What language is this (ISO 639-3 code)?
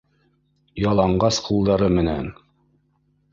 bak